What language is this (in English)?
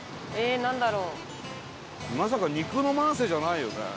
Japanese